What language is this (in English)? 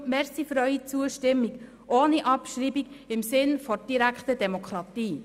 Swiss German